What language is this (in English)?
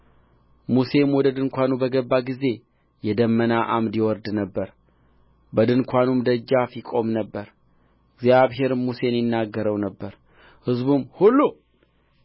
Amharic